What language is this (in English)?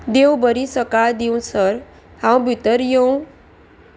Konkani